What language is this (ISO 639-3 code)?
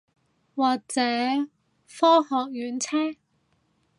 yue